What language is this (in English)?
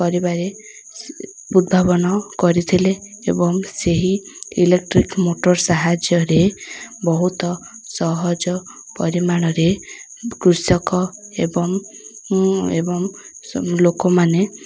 Odia